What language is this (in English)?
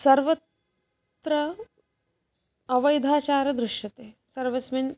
Sanskrit